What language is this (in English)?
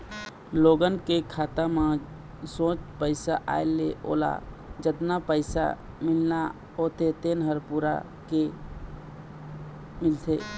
Chhattisgarhi